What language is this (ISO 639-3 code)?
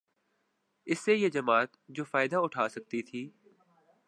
urd